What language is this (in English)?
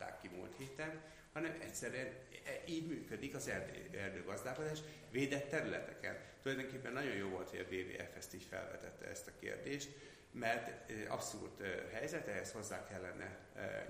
Hungarian